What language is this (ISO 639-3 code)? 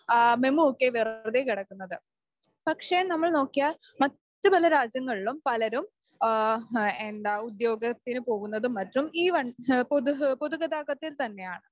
mal